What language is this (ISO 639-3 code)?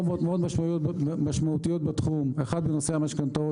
heb